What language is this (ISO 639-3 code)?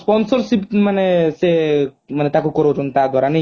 ori